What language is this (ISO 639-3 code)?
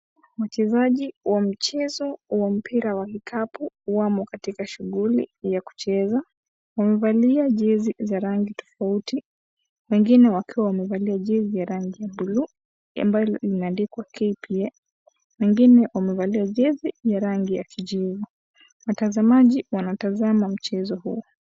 swa